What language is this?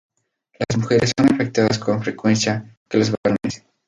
Spanish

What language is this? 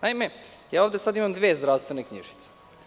Serbian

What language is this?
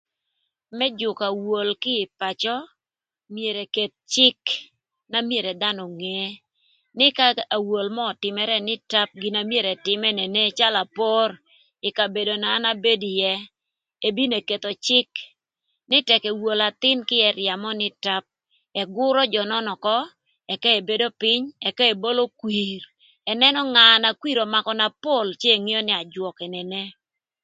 Thur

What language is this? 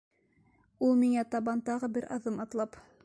Bashkir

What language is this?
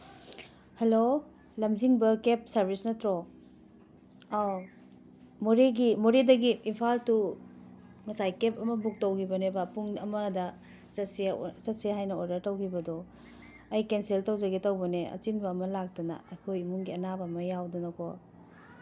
Manipuri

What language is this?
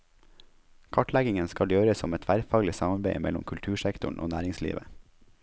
Norwegian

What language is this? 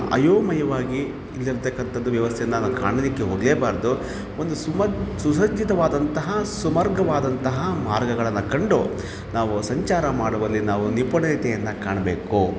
Kannada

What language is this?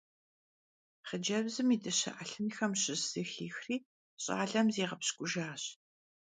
Kabardian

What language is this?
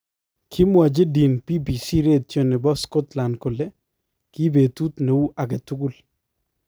Kalenjin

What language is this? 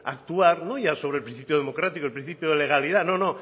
Spanish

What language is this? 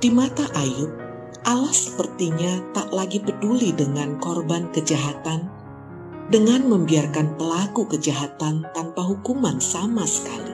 Indonesian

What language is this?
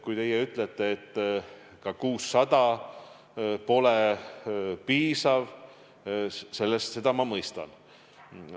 Estonian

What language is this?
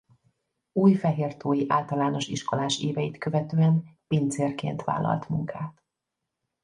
Hungarian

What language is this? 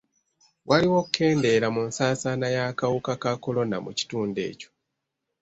Ganda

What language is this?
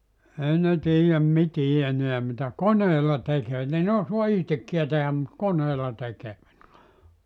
Finnish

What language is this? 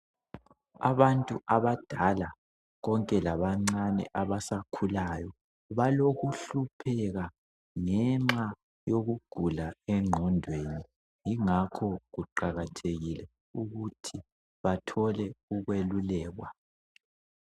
North Ndebele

